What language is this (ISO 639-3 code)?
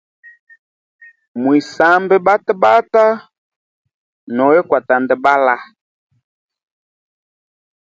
hem